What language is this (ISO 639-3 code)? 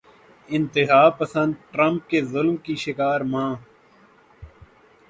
urd